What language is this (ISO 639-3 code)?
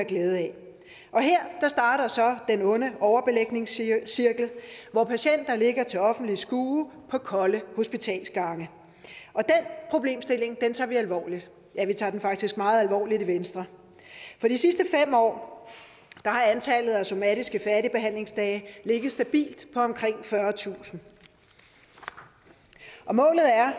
dan